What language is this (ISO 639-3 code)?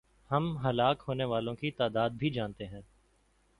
urd